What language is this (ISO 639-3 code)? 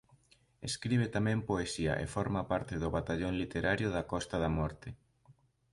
glg